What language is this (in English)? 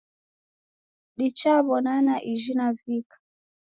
Taita